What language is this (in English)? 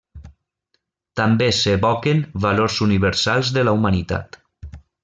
Catalan